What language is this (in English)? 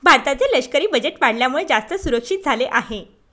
Marathi